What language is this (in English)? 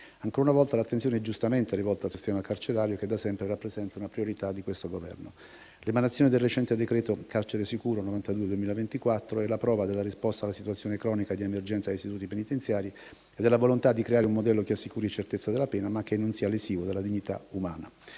Italian